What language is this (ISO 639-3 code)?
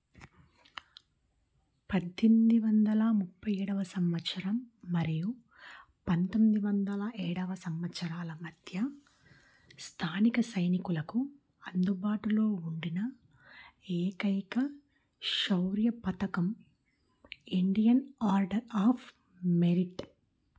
tel